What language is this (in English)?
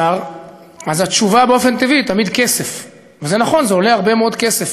Hebrew